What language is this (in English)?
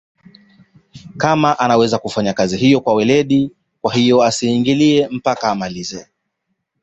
Swahili